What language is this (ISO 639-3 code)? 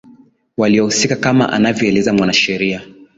swa